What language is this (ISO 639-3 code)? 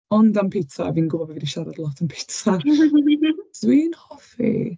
cym